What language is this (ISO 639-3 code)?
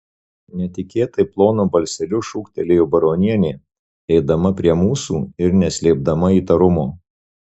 lit